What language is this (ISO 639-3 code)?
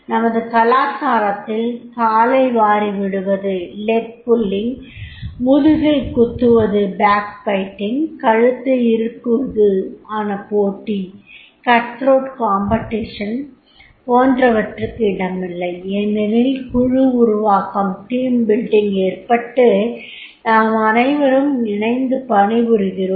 tam